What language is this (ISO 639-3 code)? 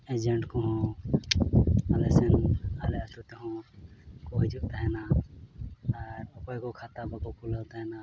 sat